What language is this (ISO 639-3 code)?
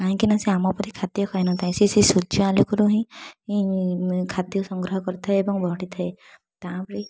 ori